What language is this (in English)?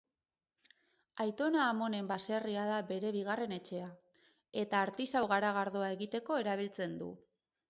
Basque